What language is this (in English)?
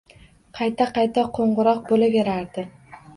Uzbek